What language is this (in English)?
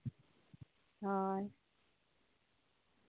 Santali